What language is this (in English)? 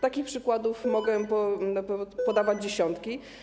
Polish